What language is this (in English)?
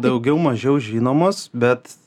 Lithuanian